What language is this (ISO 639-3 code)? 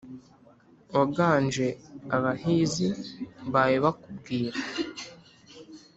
kin